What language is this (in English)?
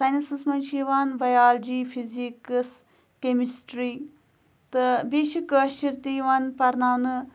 Kashmiri